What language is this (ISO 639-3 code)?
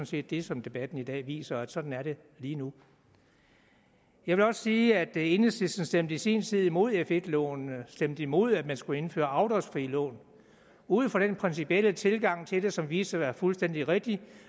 dan